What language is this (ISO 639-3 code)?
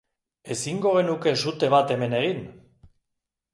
eus